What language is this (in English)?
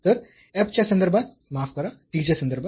Marathi